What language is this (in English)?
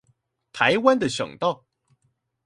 Chinese